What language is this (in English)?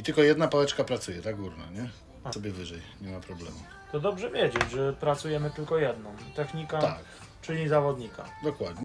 Polish